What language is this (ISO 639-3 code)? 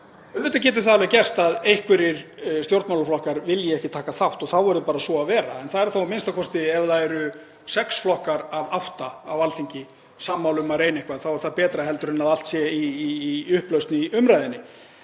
isl